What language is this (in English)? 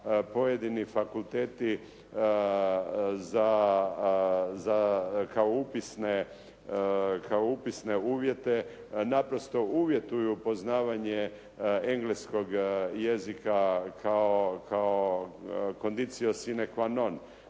Croatian